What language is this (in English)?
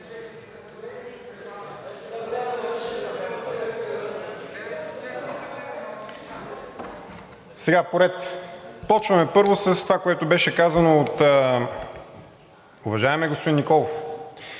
Bulgarian